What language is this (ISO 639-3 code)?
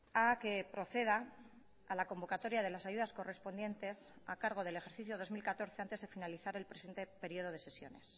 spa